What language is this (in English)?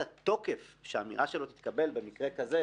Hebrew